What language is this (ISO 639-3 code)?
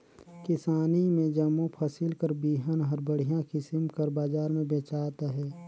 hne